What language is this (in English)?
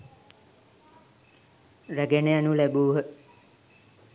Sinhala